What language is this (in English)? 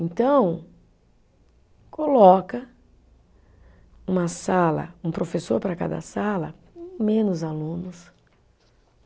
Portuguese